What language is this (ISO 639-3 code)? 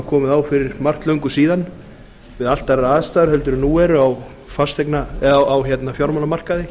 isl